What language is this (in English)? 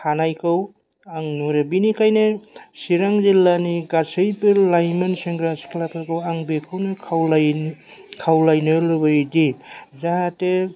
Bodo